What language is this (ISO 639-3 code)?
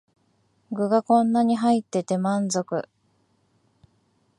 jpn